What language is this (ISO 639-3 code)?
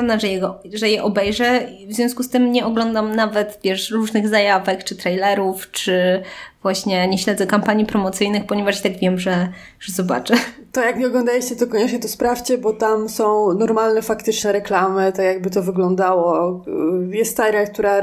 pol